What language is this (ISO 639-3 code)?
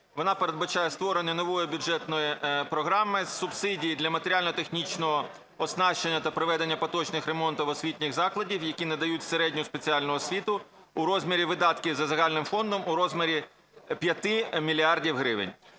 ukr